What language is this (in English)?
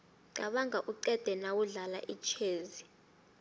South Ndebele